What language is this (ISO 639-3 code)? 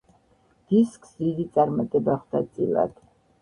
kat